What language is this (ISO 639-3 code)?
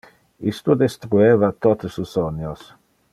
ina